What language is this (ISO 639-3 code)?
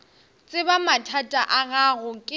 nso